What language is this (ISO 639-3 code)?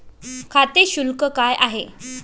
mar